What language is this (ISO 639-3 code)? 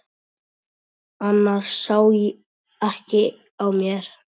isl